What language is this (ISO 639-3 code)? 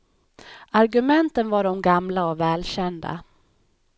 swe